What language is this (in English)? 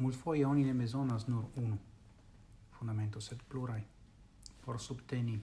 Italian